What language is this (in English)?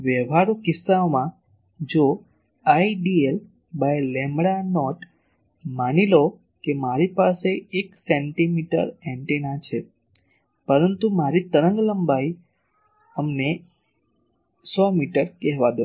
Gujarati